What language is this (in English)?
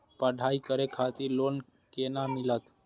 Maithili